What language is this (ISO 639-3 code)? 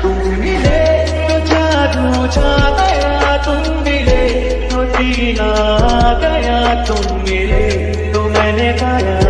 hin